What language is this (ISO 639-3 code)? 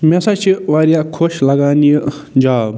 kas